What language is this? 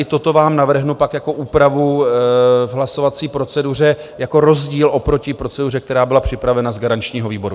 Czech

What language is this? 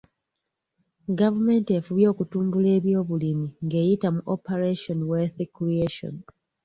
Ganda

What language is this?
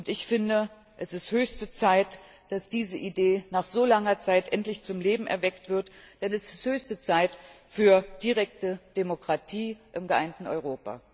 German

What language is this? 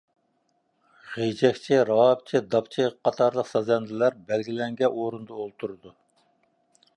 Uyghur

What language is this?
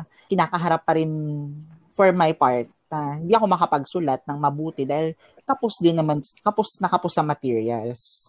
Filipino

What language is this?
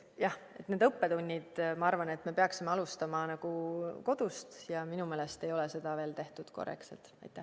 Estonian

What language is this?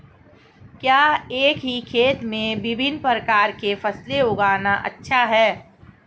Hindi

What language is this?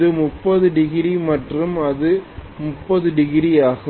Tamil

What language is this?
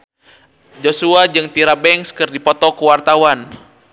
Sundanese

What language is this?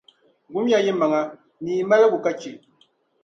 Dagbani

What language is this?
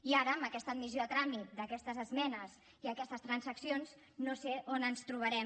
Catalan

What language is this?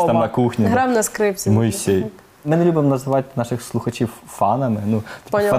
Ukrainian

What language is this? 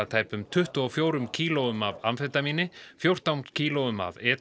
Icelandic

